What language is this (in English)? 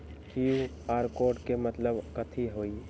Magahi